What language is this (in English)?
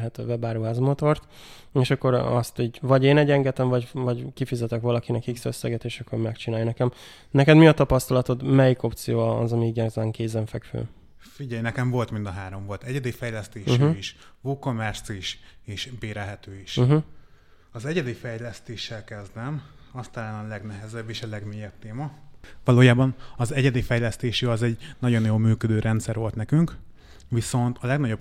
Hungarian